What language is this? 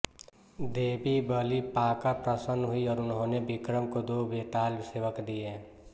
Hindi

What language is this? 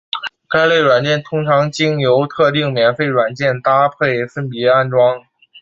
Chinese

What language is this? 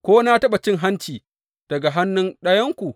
Hausa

